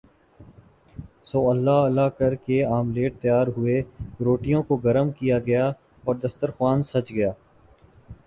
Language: Urdu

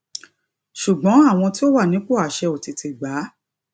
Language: Yoruba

